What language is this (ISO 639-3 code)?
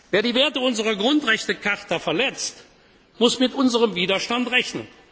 deu